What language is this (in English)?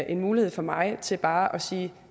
Danish